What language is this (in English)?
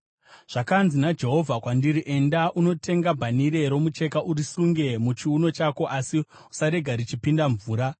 Shona